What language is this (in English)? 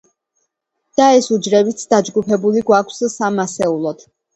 Georgian